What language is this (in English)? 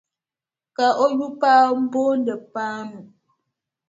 Dagbani